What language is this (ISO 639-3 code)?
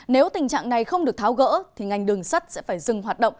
vie